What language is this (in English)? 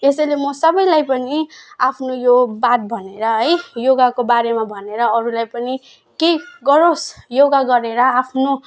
Nepali